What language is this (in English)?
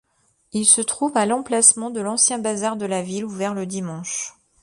French